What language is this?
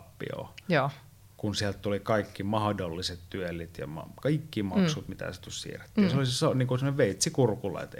Finnish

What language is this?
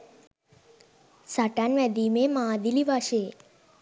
Sinhala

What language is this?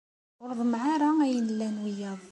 Kabyle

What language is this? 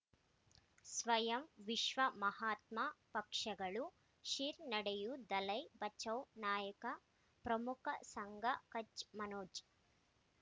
Kannada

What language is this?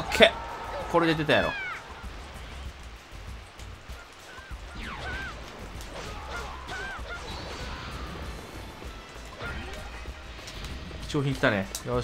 Japanese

